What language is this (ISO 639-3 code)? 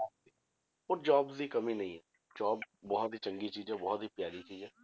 pan